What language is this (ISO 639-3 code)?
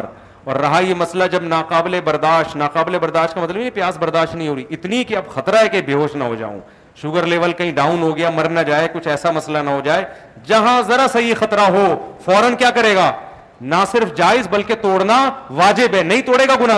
urd